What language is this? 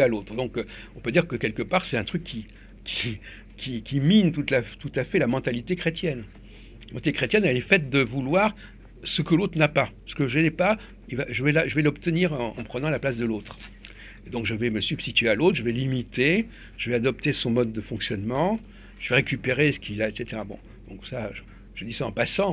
French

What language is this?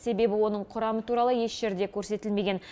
Kazakh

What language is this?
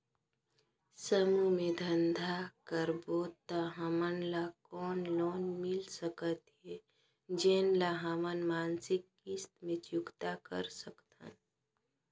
Chhattisgarhi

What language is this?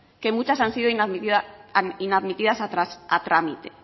Spanish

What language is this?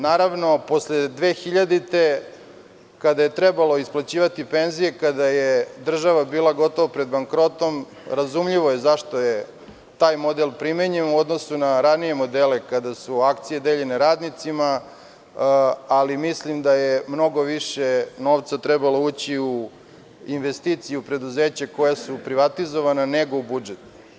Serbian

